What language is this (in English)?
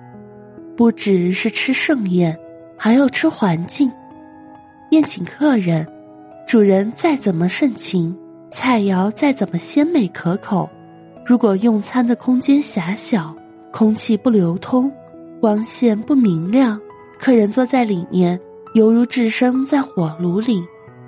Chinese